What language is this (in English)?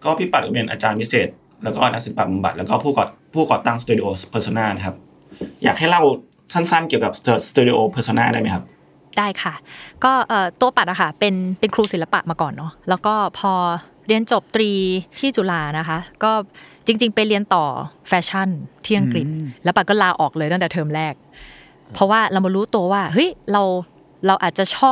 Thai